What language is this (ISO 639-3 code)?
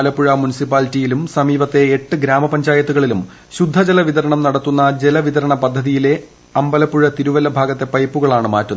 mal